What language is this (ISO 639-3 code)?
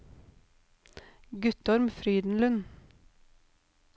nor